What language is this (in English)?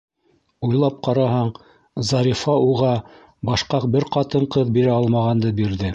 Bashkir